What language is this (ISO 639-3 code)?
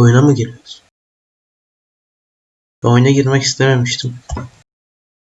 tur